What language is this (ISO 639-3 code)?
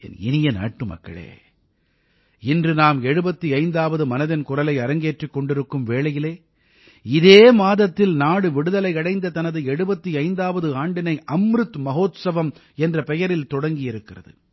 tam